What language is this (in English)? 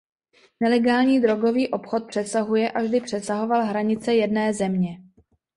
Czech